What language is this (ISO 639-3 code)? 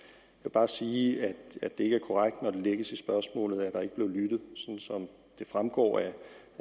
dan